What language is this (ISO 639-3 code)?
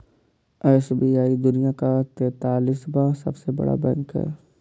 hin